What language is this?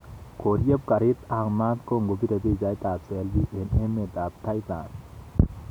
Kalenjin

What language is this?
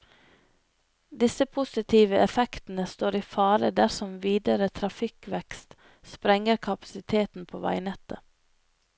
Norwegian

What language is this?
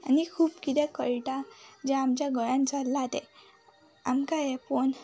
Konkani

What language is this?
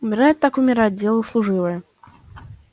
Russian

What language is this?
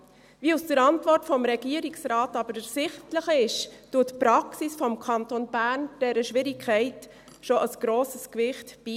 Swiss German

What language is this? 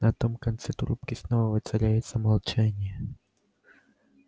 Russian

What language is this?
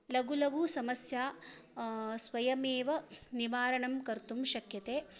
Sanskrit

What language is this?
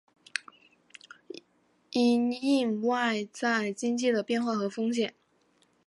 Chinese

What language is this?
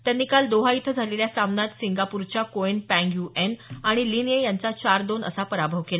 Marathi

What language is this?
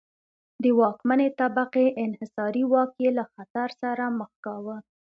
Pashto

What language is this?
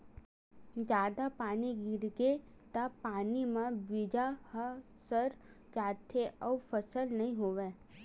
Chhattisgarhi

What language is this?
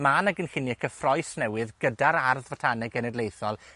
Welsh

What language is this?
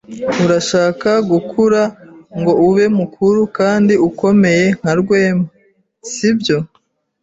Kinyarwanda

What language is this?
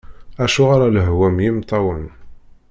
Kabyle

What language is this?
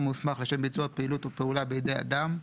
Hebrew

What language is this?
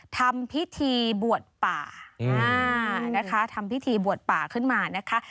Thai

